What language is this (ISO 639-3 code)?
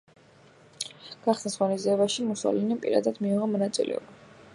kat